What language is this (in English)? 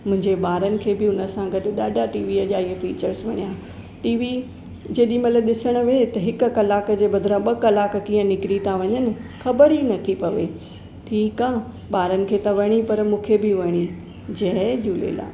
Sindhi